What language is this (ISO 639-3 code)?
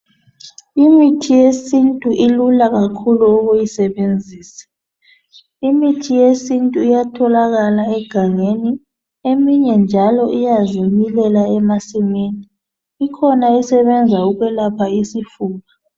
nde